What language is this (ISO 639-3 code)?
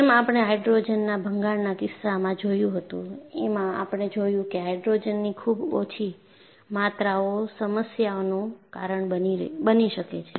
guj